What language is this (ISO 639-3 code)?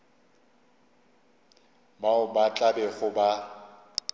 nso